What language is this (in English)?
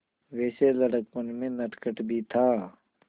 Hindi